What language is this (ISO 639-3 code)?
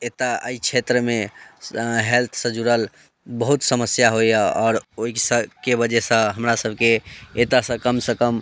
mai